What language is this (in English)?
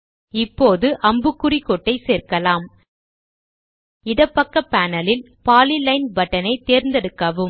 Tamil